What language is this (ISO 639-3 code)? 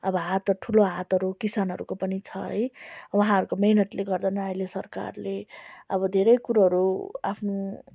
nep